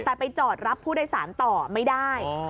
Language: Thai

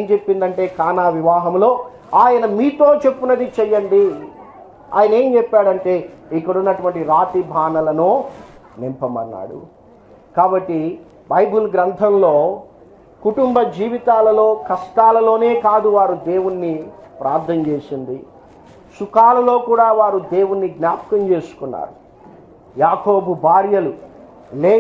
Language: English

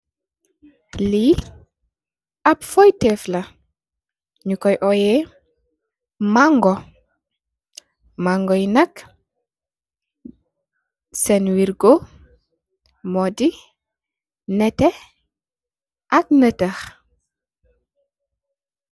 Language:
Wolof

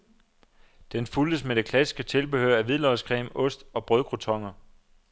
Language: Danish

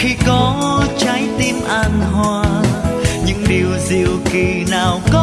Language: Vietnamese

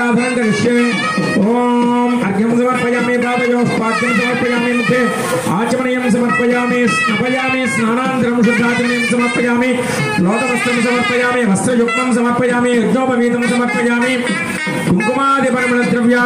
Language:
Indonesian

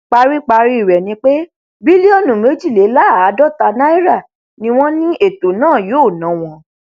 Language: Yoruba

